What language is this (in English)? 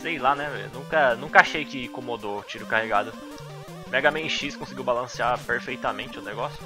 Portuguese